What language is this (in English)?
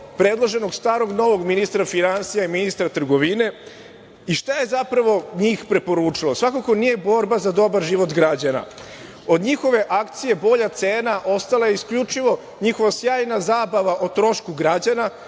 Serbian